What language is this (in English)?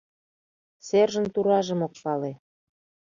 Mari